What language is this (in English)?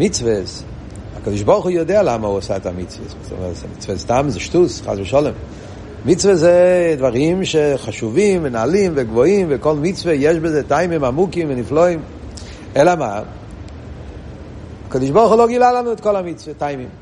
Hebrew